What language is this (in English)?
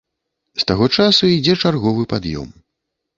Belarusian